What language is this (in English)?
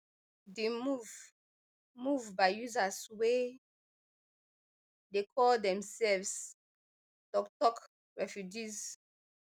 Nigerian Pidgin